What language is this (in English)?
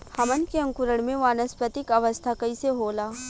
Bhojpuri